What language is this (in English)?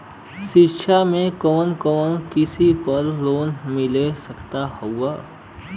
Bhojpuri